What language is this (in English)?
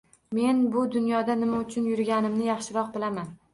Uzbek